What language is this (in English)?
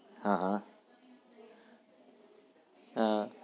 Gujarati